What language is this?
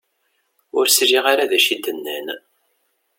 Kabyle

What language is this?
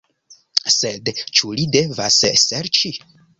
Esperanto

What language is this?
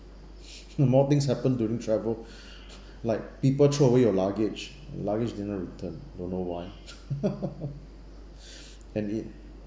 English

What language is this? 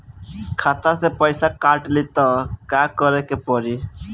Bhojpuri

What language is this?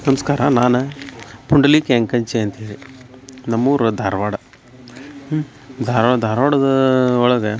Kannada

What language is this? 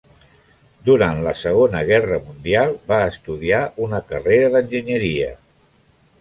Catalan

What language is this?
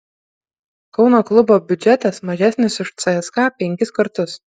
Lithuanian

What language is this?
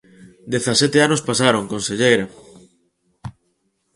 Galician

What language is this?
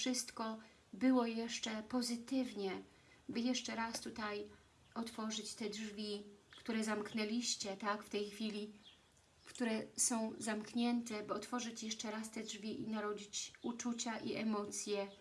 Polish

